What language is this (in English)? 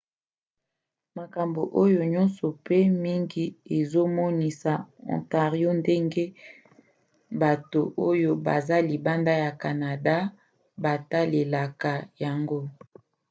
Lingala